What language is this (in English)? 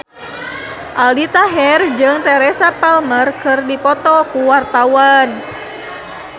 Sundanese